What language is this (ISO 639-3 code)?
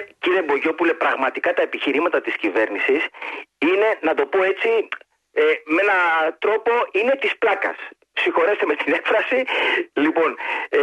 ell